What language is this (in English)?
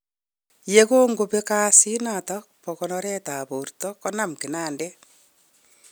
Kalenjin